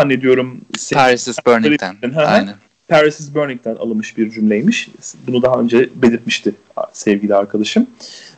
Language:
Turkish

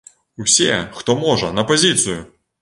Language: Belarusian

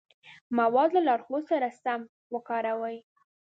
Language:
Pashto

